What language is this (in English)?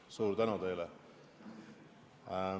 Estonian